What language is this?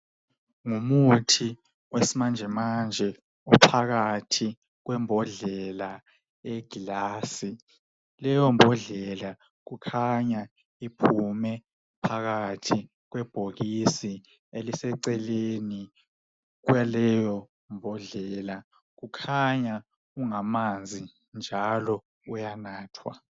North Ndebele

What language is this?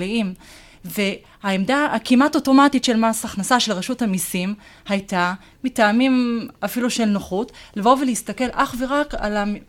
Hebrew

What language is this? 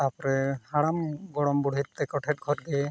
Santali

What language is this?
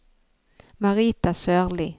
Norwegian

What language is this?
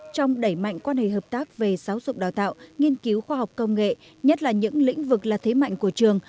Vietnamese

